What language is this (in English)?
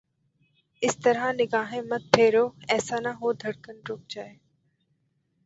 Urdu